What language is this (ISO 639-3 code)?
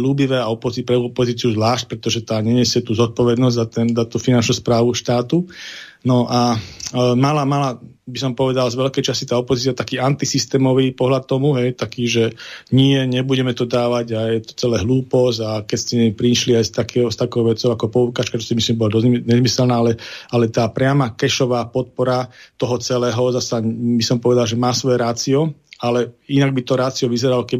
slk